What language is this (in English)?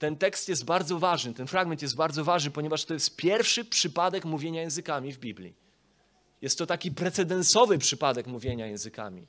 Polish